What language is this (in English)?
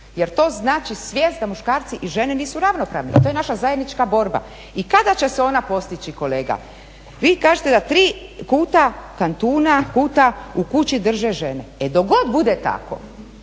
Croatian